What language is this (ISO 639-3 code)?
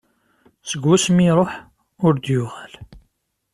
kab